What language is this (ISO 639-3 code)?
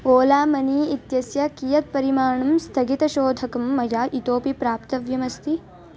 san